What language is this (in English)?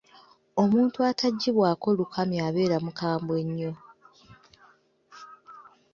Ganda